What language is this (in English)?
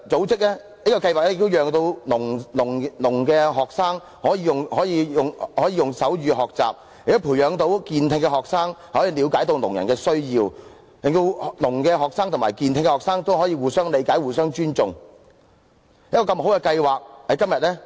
Cantonese